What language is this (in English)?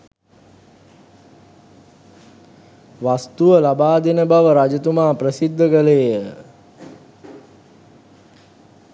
Sinhala